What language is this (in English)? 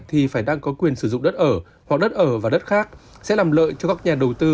Vietnamese